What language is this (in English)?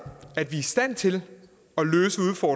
Danish